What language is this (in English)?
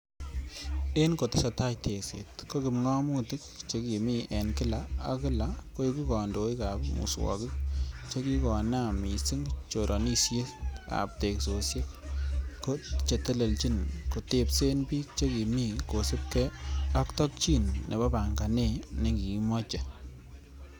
Kalenjin